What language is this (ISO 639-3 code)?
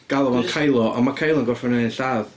cym